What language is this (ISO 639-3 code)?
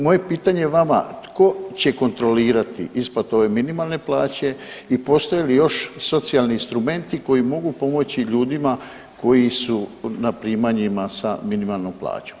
hrv